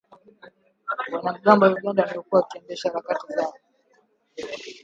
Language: Swahili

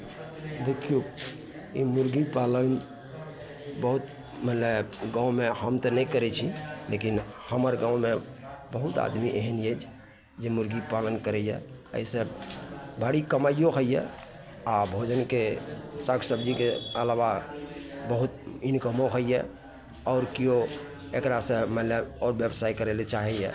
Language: Maithili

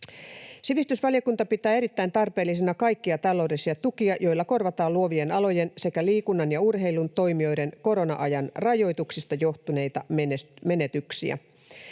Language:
Finnish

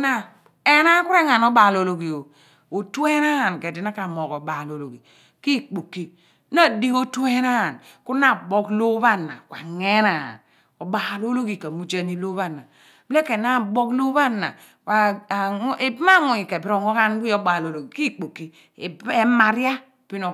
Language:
Abua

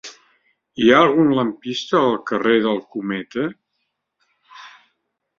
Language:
Catalan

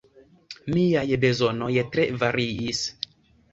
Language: Esperanto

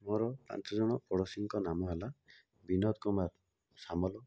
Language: Odia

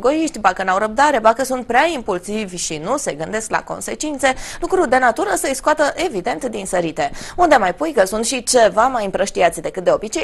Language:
Romanian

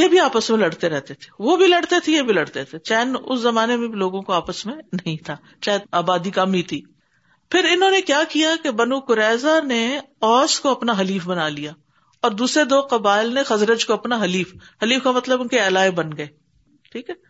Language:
Urdu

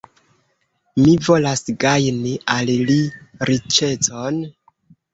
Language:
Esperanto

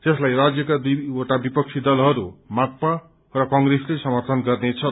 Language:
Nepali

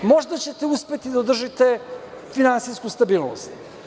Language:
Serbian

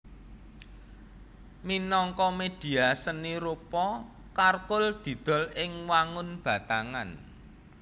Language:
Javanese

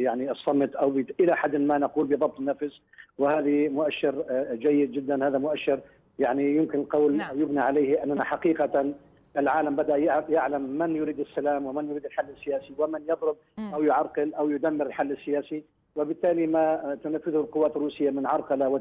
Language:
Arabic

